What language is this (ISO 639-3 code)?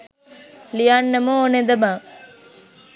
sin